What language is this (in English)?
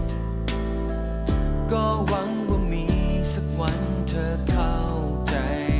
Thai